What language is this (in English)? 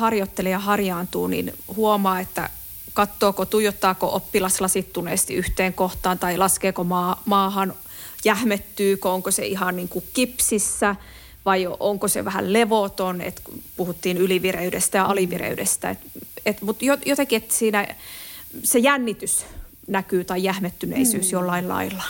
Finnish